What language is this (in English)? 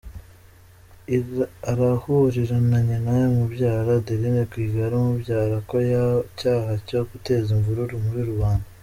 Kinyarwanda